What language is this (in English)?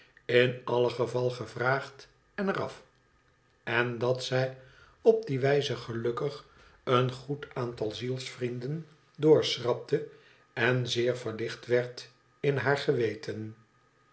Dutch